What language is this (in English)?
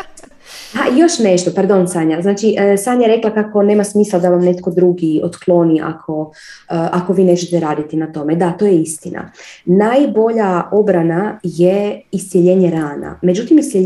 Croatian